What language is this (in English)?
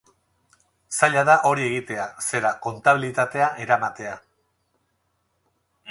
Basque